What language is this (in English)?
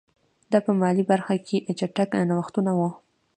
Pashto